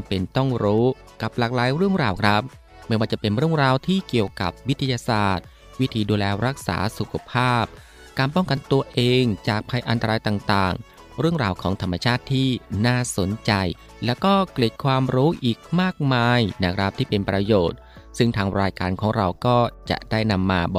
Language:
Thai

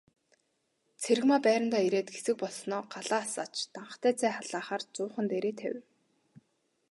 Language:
Mongolian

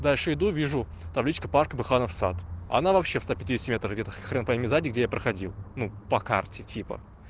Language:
Russian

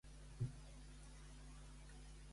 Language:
Catalan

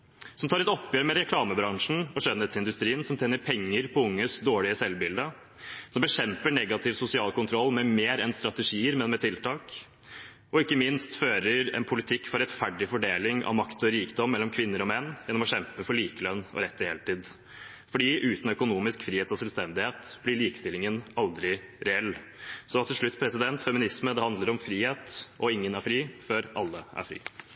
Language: Norwegian Bokmål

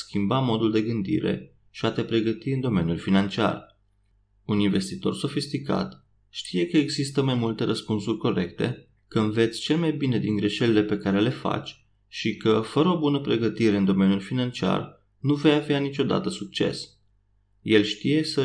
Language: Romanian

